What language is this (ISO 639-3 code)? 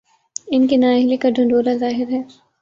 urd